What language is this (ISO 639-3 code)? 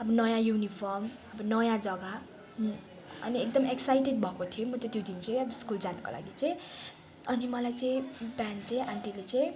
nep